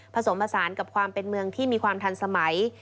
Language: Thai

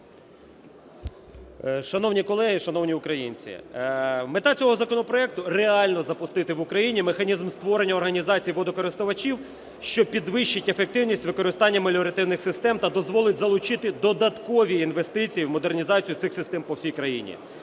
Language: Ukrainian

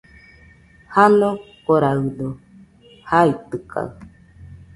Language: Nüpode Huitoto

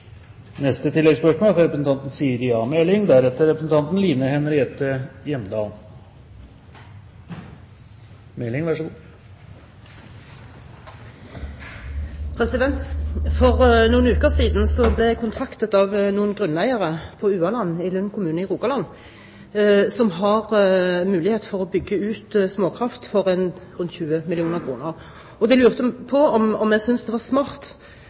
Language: Norwegian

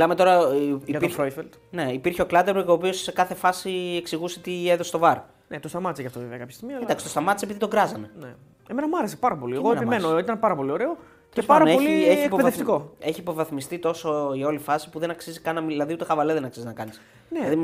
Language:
Greek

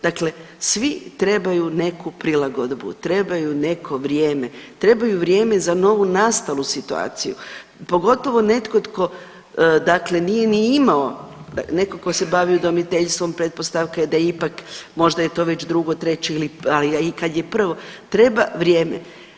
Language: Croatian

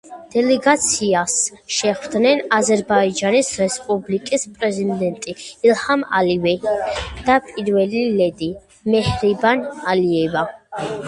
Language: Georgian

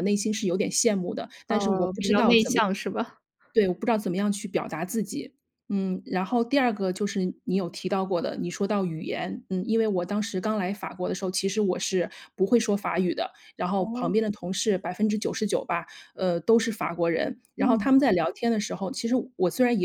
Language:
Chinese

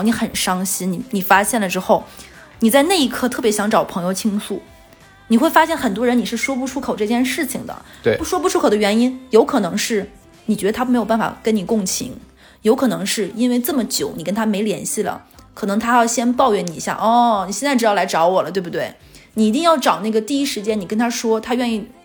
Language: Chinese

